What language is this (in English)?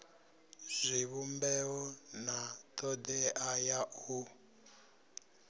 Venda